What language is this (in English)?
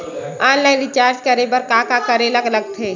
Chhattisgarhi